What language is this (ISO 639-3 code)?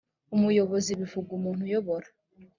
kin